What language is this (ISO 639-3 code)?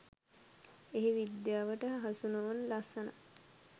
sin